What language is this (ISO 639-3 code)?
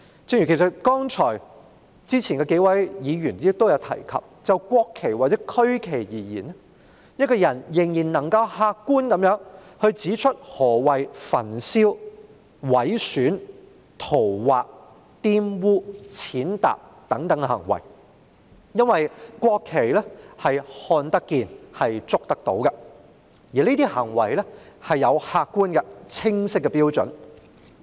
yue